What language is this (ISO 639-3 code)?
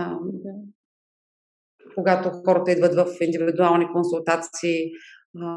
bul